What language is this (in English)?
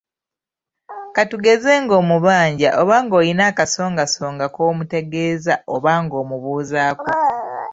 Ganda